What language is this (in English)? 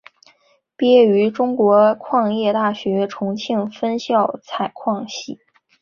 Chinese